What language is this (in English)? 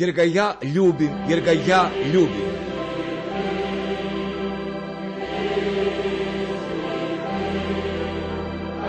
Croatian